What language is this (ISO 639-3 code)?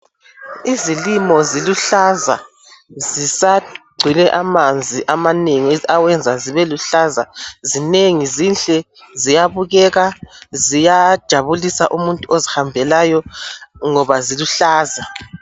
nde